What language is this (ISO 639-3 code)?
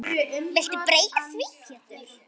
isl